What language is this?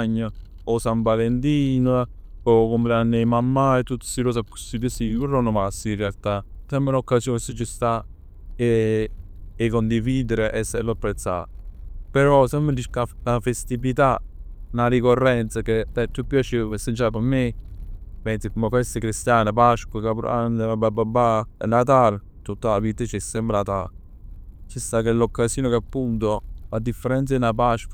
Neapolitan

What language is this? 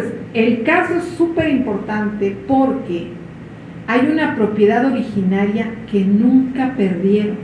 Spanish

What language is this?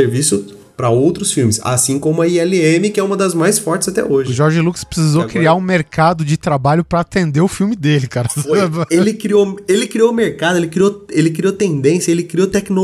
Portuguese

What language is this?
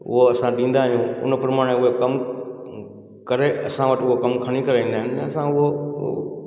Sindhi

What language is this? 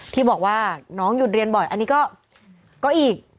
Thai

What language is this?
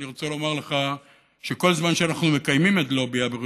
Hebrew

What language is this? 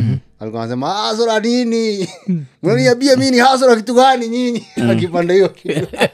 Swahili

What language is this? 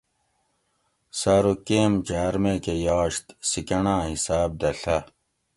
Gawri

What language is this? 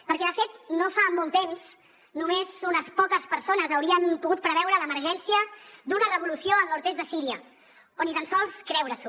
Catalan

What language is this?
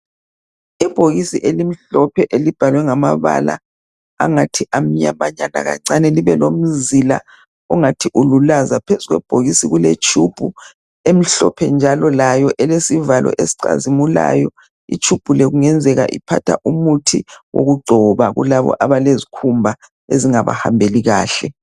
North Ndebele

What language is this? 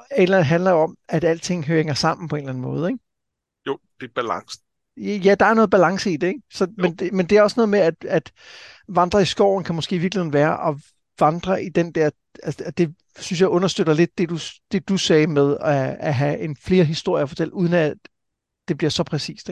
Danish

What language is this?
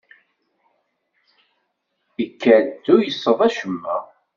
Kabyle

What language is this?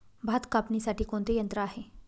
Marathi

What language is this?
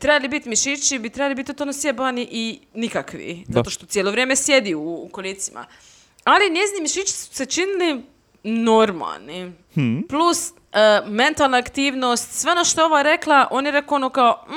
Croatian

